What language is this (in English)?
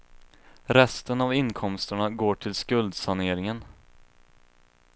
Swedish